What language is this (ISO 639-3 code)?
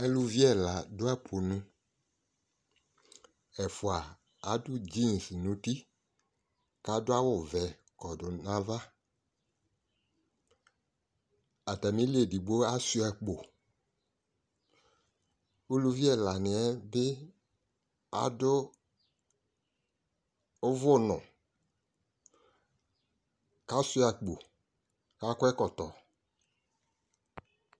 kpo